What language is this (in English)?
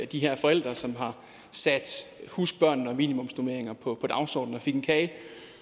Danish